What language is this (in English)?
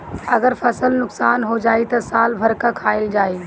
Bhojpuri